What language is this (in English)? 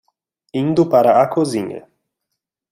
Portuguese